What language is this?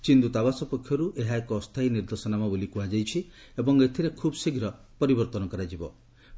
Odia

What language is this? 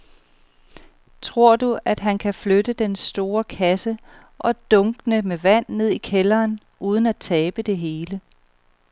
Danish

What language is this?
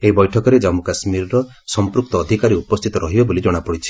Odia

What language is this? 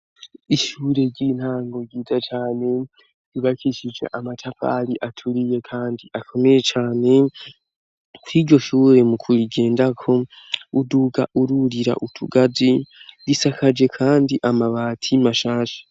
Rundi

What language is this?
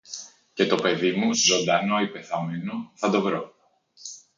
Greek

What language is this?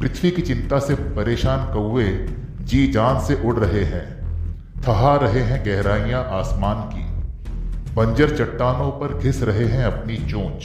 Hindi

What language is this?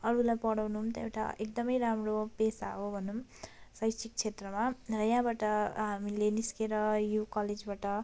Nepali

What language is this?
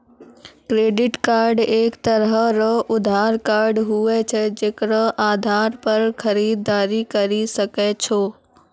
Maithili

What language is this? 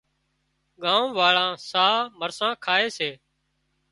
Wadiyara Koli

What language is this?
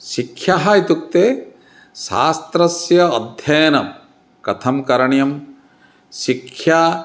Sanskrit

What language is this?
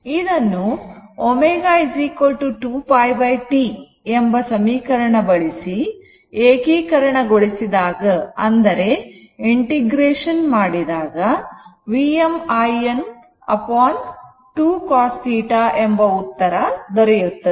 Kannada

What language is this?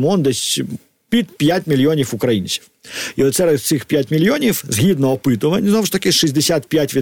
Ukrainian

